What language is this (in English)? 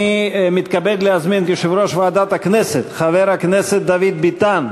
Hebrew